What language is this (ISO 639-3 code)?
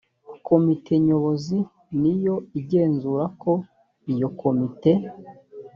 kin